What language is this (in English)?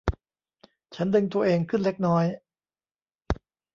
Thai